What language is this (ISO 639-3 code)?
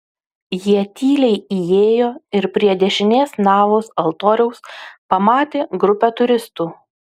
lit